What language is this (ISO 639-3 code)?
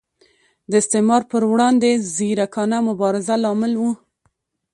pus